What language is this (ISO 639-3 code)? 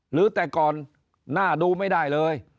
tha